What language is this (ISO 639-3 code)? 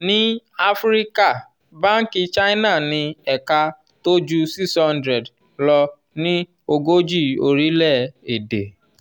yor